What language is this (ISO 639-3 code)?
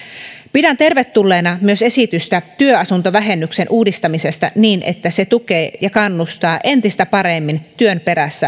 fin